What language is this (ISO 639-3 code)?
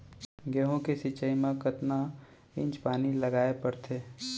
hne